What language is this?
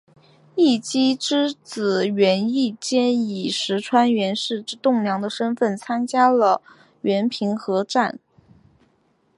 Chinese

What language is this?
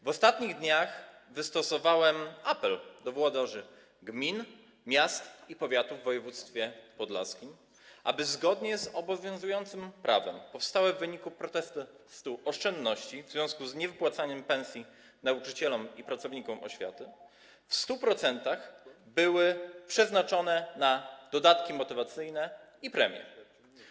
Polish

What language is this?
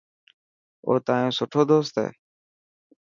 Dhatki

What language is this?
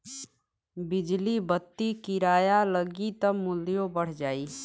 Bhojpuri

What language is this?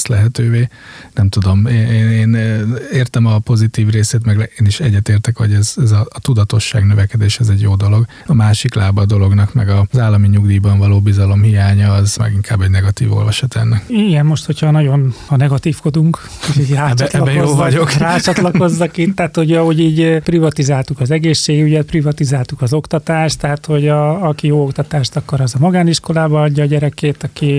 Hungarian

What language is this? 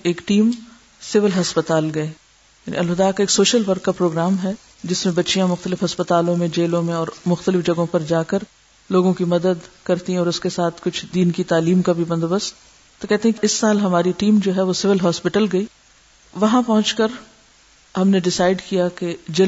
Urdu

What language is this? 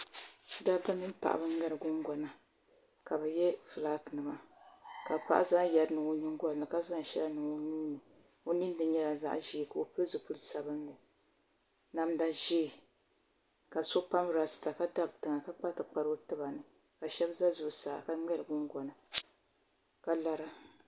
Dagbani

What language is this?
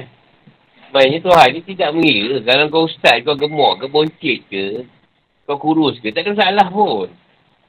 Malay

